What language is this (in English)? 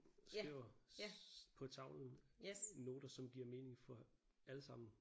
Danish